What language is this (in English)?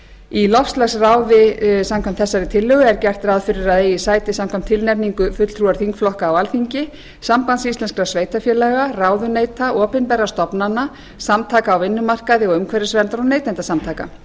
Icelandic